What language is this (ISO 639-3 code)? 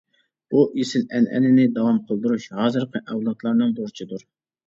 uig